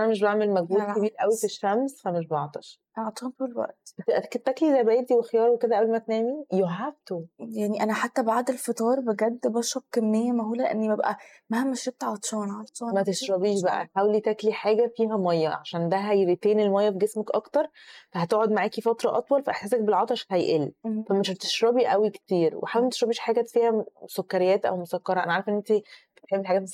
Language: Arabic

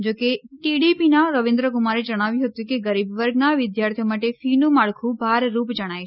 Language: Gujarati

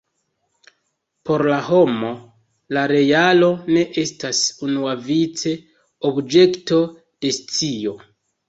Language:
Esperanto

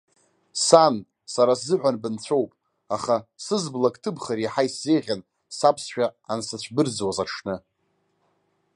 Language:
Abkhazian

